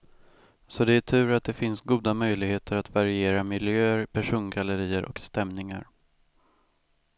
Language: Swedish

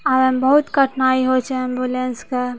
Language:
Maithili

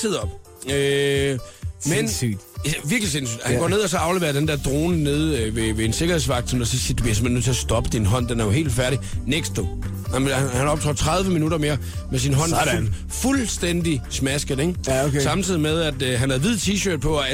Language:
Danish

